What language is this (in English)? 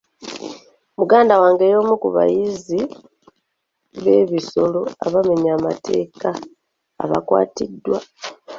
Ganda